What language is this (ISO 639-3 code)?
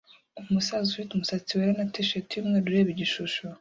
kin